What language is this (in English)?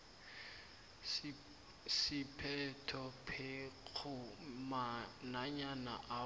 South Ndebele